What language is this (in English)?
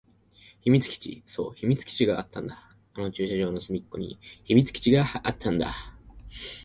Japanese